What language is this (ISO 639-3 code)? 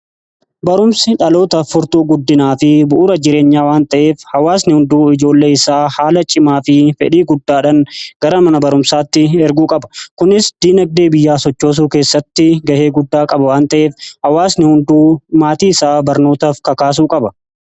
orm